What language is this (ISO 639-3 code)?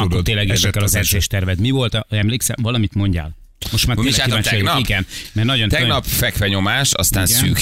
hun